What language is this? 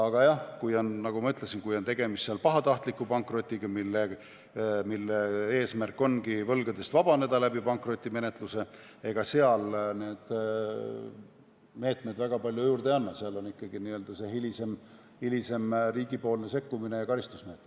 Estonian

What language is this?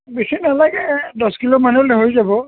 Assamese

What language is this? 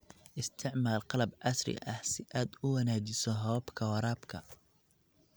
Somali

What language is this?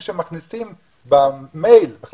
Hebrew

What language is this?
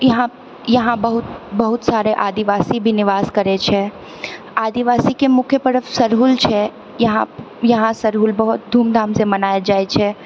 Maithili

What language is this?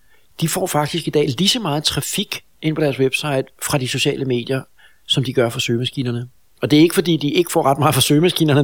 Danish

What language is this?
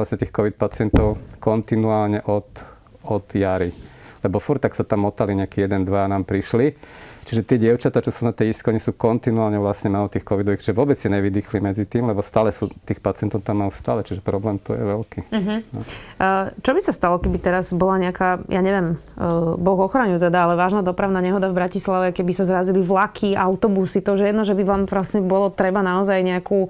Slovak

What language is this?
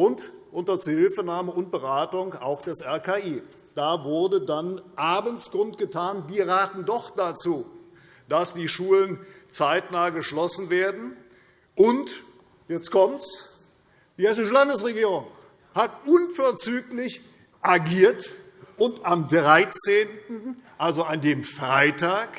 German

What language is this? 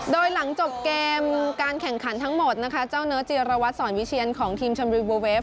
Thai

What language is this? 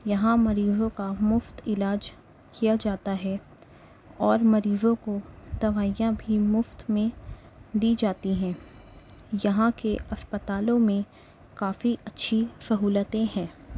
Urdu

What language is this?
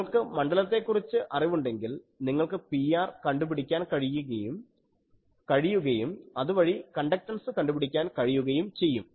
Malayalam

